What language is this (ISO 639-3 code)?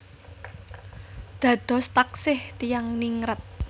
jav